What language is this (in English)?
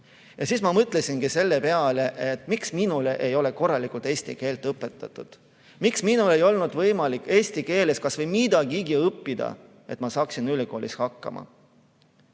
Estonian